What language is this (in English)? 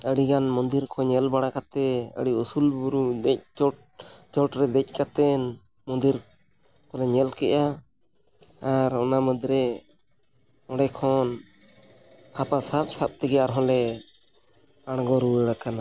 Santali